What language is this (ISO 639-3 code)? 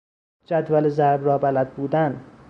fas